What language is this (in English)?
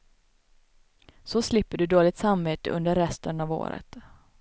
Swedish